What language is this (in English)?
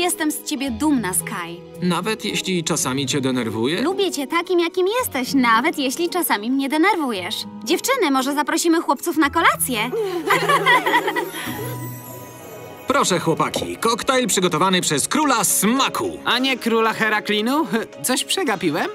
Polish